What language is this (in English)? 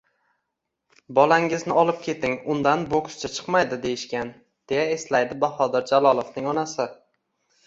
Uzbek